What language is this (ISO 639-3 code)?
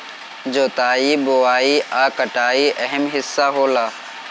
bho